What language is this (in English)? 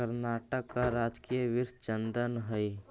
Magahi